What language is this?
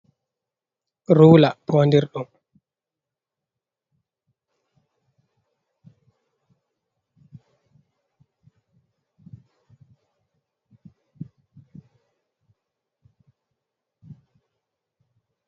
Fula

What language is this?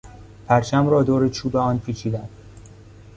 Persian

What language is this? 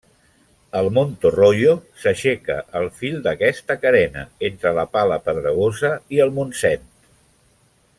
Catalan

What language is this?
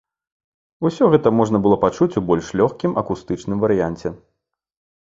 Belarusian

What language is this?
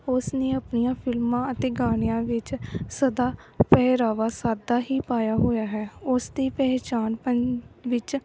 Punjabi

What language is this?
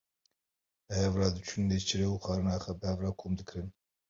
Kurdish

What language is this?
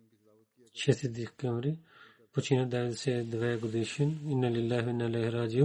Bulgarian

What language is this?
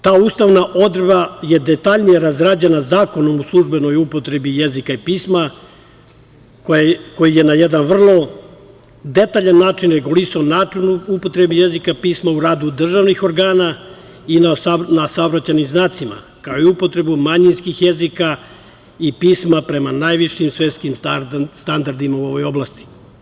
Serbian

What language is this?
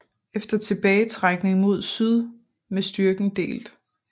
Danish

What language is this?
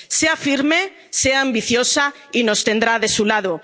Spanish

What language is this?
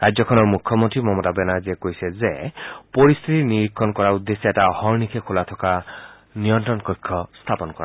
Assamese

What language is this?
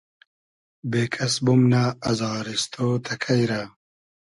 Hazaragi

